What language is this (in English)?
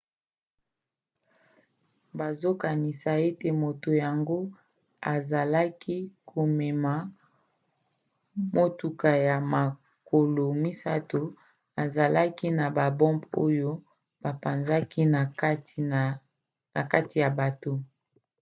Lingala